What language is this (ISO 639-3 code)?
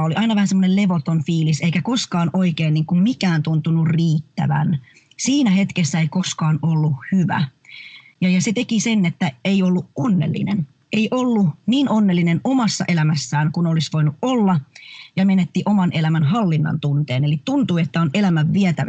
fin